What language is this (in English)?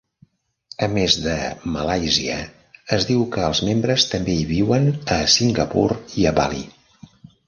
Catalan